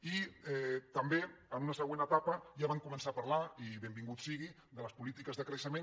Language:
Catalan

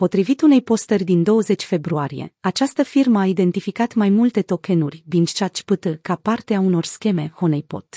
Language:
Romanian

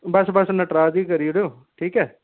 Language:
Dogri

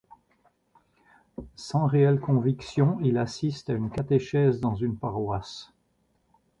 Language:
French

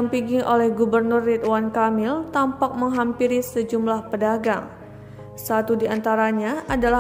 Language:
Indonesian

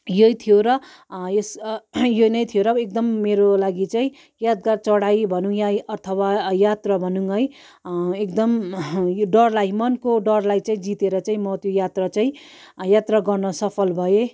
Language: Nepali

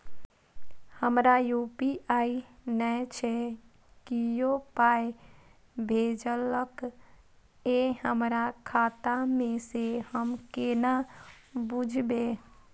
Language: Maithili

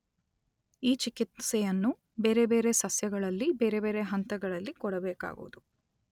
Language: Kannada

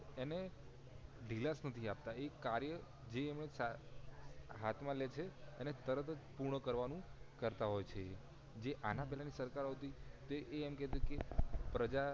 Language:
Gujarati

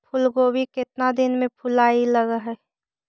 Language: Magahi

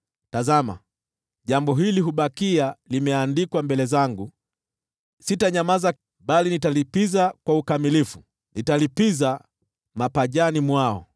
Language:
Swahili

